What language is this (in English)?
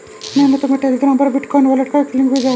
Hindi